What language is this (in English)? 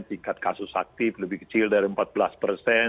Indonesian